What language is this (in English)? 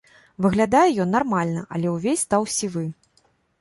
Belarusian